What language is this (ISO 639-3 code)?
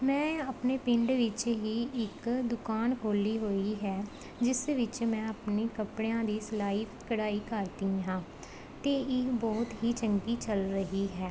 pan